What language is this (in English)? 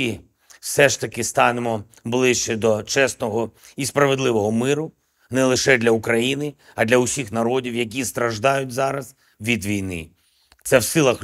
Ukrainian